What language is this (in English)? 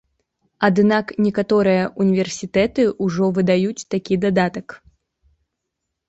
Belarusian